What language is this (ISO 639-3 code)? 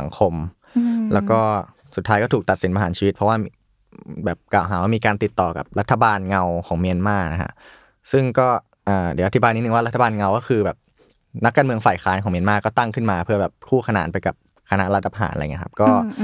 tha